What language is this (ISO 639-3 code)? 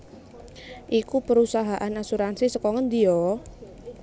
jav